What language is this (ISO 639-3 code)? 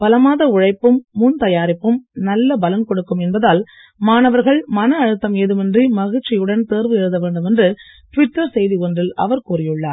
tam